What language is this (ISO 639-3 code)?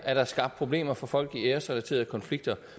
dan